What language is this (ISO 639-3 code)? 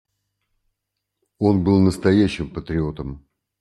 rus